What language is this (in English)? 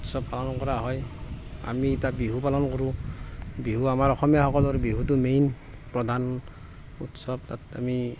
Assamese